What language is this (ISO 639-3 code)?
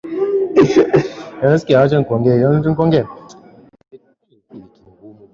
swa